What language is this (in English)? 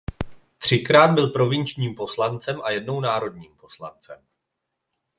Czech